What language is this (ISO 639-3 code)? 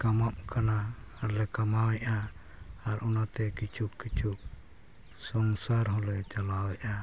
sat